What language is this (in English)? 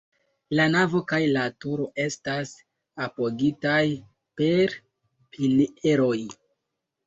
Esperanto